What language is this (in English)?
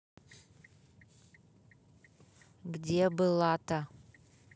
Russian